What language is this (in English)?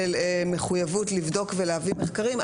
Hebrew